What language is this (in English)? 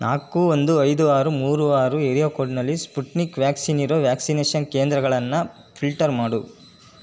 Kannada